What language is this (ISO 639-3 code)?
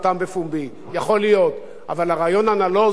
heb